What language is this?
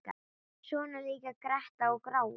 Icelandic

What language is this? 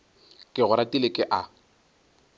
Northern Sotho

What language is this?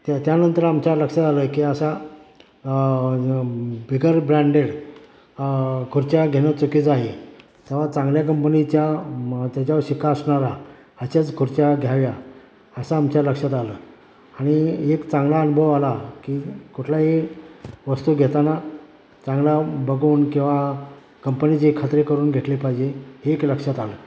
Marathi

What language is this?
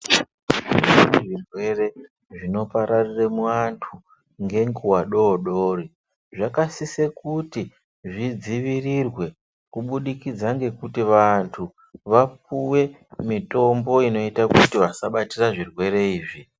Ndau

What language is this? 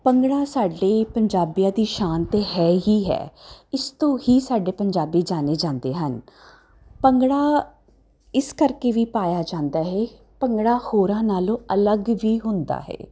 Punjabi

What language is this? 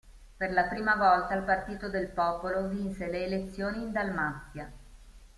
Italian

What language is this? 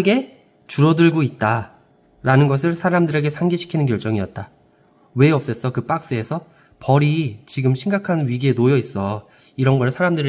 Korean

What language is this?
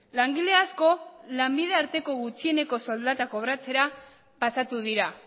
Basque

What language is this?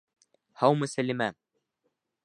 Bashkir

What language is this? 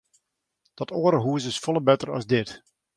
Western Frisian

